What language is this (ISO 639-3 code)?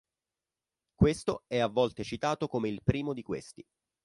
ita